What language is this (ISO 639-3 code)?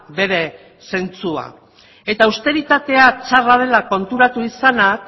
eus